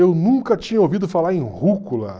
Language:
Portuguese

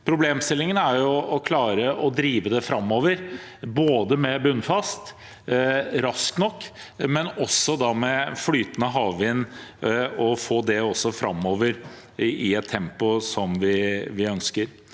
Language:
Norwegian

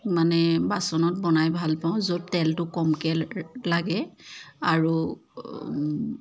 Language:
Assamese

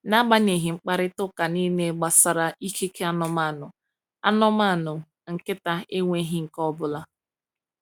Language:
Igbo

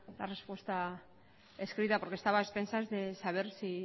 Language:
Spanish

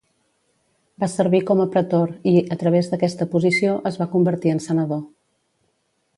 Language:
Catalan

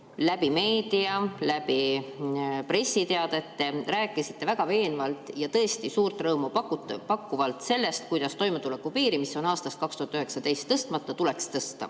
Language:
Estonian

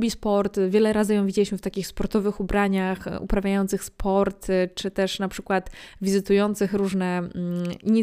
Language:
Polish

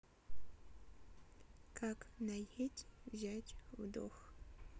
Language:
Russian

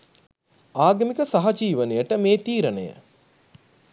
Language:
Sinhala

